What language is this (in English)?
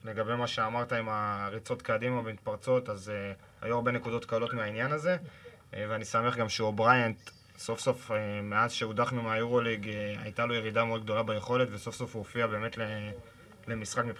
Hebrew